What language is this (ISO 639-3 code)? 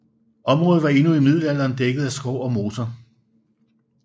dan